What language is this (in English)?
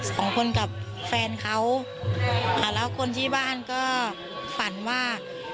Thai